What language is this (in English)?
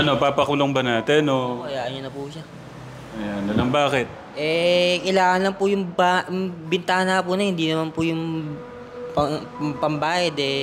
Filipino